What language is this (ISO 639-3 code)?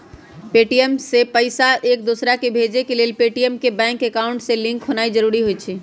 mag